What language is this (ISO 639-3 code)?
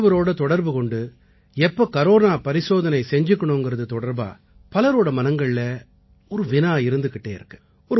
tam